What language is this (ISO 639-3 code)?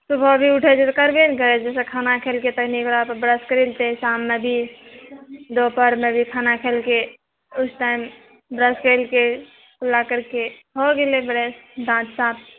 mai